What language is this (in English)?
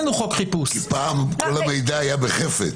Hebrew